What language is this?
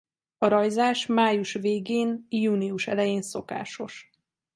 Hungarian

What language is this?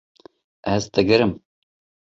Kurdish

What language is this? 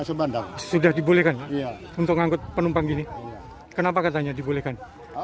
Indonesian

